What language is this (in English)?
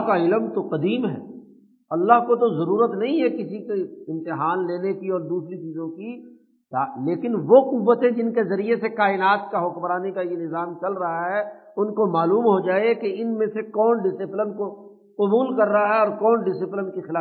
Urdu